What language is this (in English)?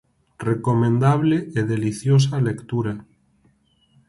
Galician